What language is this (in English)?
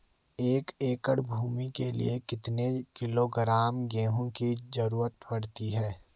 Hindi